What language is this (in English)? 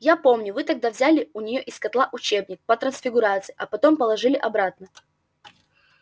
Russian